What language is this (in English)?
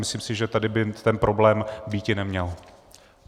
Czech